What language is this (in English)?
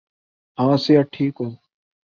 Urdu